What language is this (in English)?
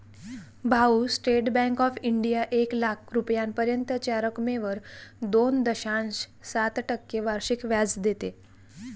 Marathi